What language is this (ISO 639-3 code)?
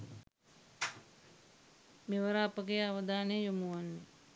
sin